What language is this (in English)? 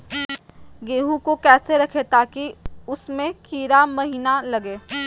Magahi